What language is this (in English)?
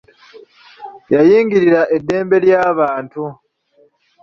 Ganda